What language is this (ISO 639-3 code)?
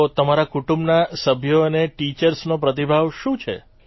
guj